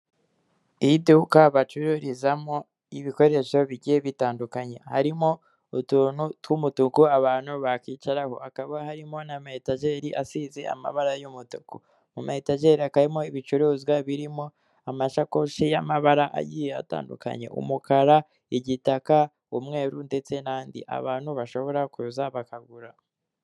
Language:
Kinyarwanda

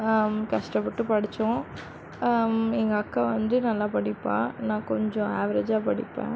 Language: Tamil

